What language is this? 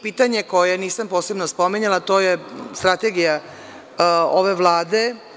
Serbian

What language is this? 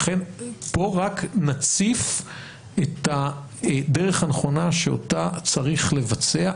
Hebrew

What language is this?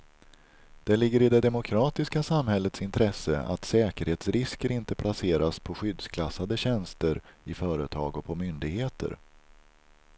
Swedish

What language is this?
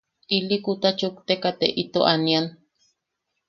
Yaqui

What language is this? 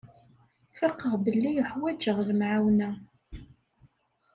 Kabyle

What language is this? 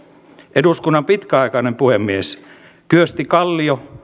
Finnish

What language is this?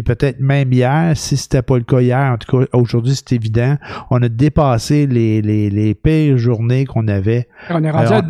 French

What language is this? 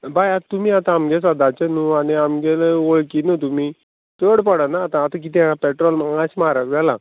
Konkani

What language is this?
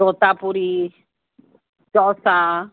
Sindhi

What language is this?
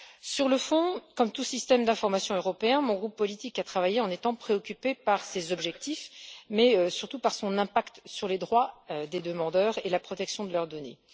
French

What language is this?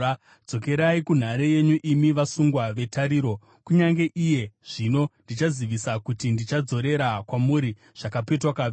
Shona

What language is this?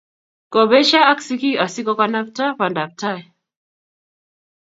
Kalenjin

